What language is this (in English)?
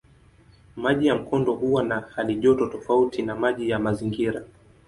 Swahili